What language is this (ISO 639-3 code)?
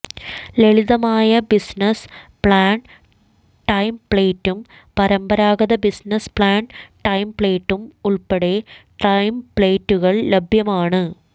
mal